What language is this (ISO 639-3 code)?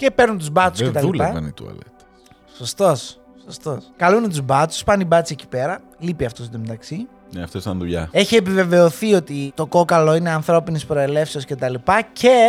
ell